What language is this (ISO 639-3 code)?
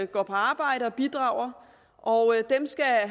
dan